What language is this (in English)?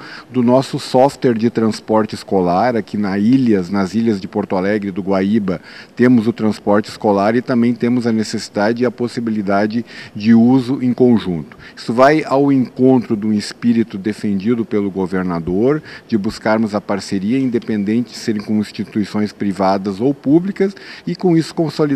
Portuguese